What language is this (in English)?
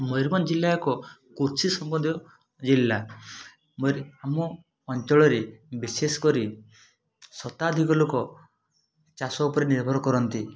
Odia